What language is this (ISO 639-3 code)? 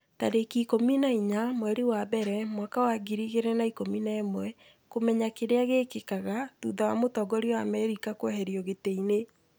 kik